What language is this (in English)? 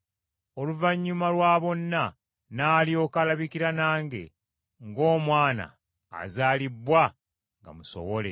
Ganda